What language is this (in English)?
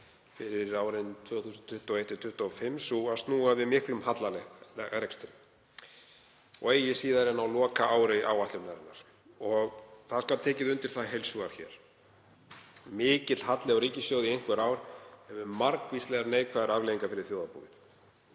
Icelandic